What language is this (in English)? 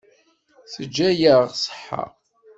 Kabyle